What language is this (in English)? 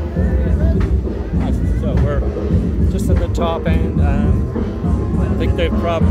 English